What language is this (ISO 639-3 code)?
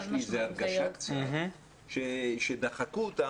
heb